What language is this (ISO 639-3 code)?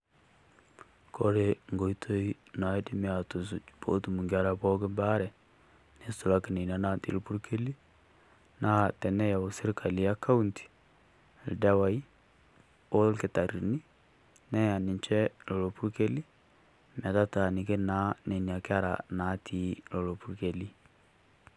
mas